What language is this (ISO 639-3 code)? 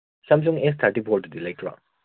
mni